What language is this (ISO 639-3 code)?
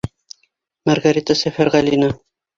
bak